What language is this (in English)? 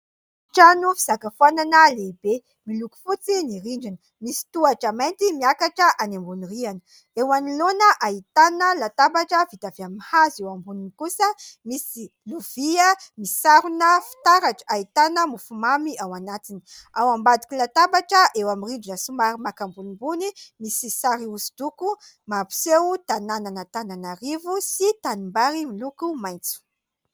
Malagasy